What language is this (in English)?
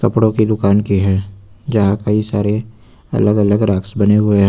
Hindi